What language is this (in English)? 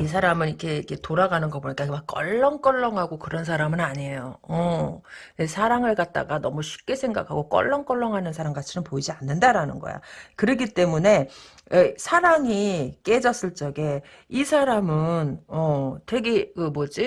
Korean